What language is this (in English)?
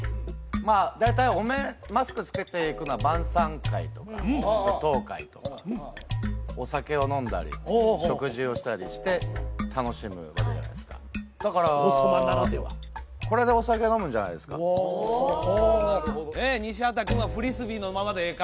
Japanese